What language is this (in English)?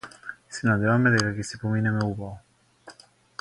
Macedonian